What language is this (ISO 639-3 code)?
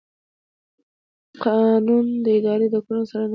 pus